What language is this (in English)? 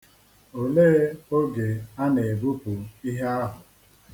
Igbo